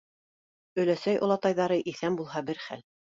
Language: Bashkir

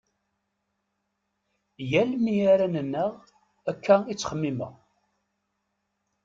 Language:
Kabyle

